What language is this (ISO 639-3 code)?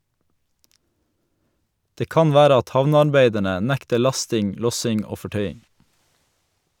nor